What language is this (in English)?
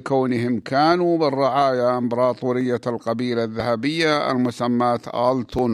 Arabic